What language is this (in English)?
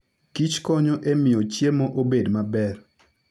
Luo (Kenya and Tanzania)